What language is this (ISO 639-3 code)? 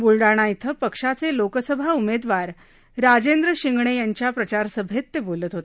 mar